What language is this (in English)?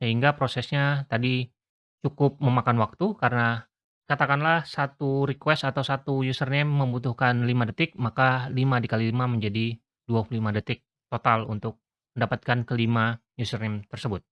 Indonesian